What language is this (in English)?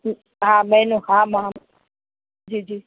Sindhi